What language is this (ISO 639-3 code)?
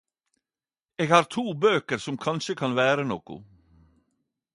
nno